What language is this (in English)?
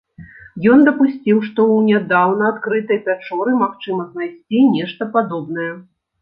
Belarusian